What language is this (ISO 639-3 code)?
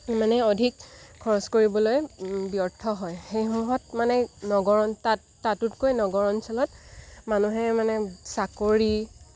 asm